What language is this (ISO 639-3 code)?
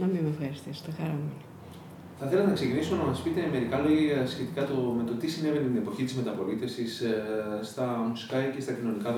ell